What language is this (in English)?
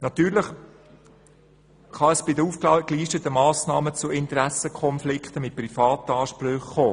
Swiss German